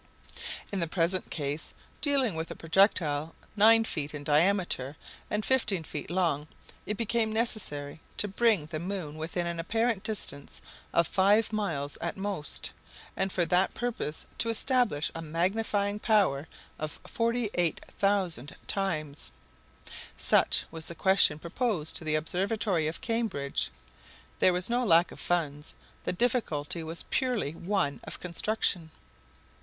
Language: English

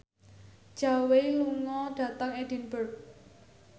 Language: Javanese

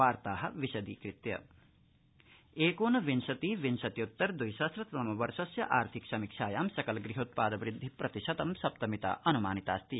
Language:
Sanskrit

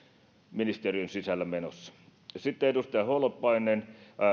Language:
Finnish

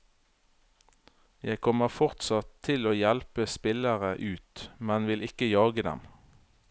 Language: Norwegian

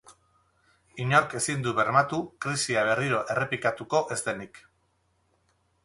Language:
Basque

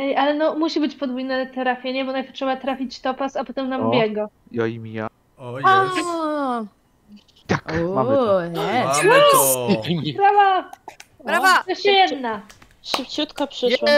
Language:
Polish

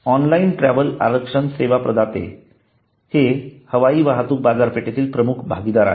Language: Marathi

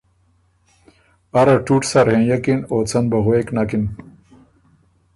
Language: Ormuri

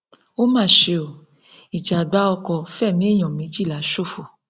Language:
Yoruba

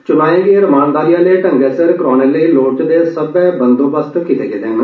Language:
Dogri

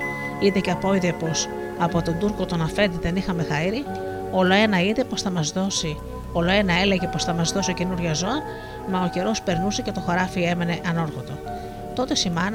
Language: Greek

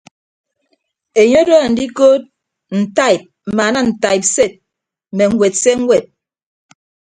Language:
Ibibio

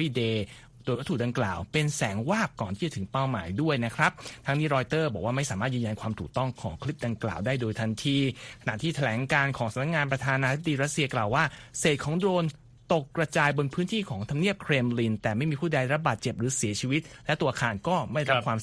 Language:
Thai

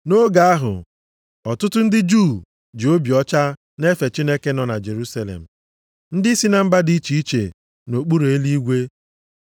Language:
Igbo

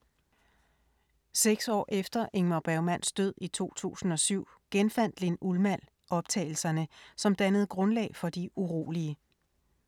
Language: Danish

